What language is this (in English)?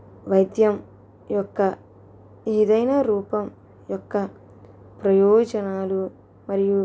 Telugu